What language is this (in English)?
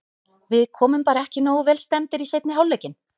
Icelandic